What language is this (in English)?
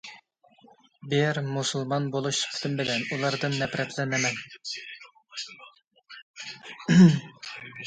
Uyghur